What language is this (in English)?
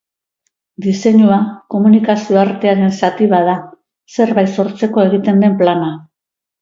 Basque